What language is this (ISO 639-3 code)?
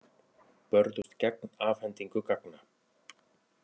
isl